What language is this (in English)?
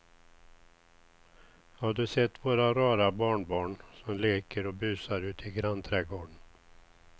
Swedish